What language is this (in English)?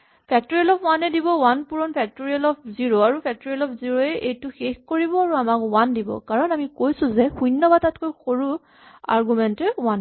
Assamese